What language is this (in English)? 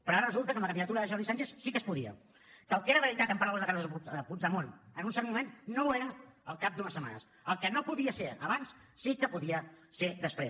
Catalan